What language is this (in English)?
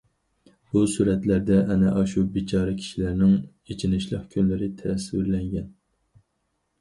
Uyghur